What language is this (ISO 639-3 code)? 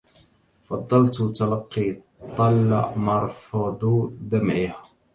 ara